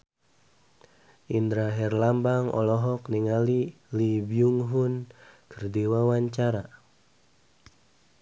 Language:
Sundanese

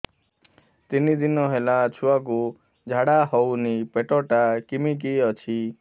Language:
Odia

